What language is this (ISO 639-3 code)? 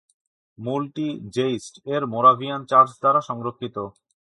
ben